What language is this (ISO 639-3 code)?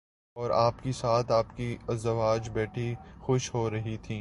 urd